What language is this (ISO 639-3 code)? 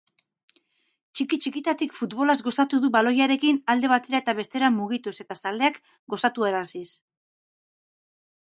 eus